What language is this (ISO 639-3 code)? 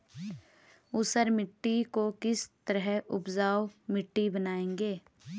hin